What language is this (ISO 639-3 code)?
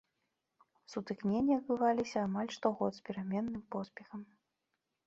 bel